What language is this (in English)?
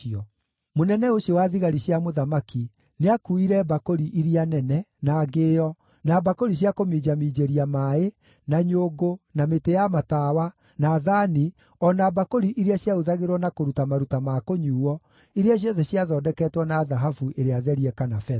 Kikuyu